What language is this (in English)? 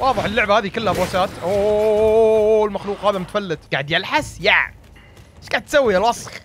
Arabic